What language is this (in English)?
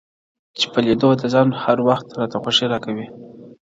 Pashto